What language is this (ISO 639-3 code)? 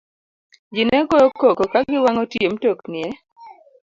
luo